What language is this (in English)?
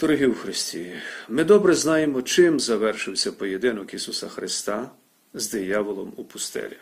Ukrainian